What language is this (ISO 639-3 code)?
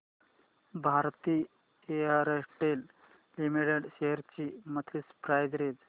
mar